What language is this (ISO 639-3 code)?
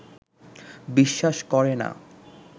ben